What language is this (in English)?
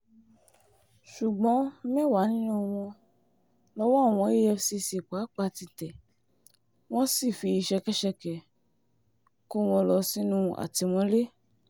Yoruba